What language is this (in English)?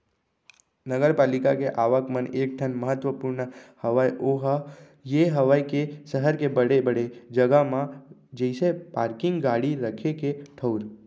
Chhattisgarhi